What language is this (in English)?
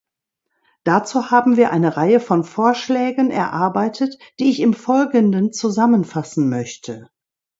German